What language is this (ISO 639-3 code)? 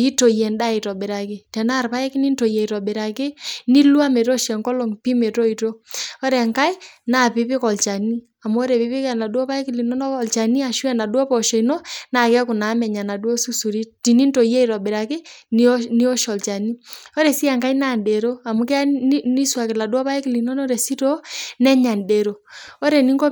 mas